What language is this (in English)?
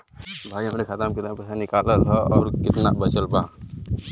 Bhojpuri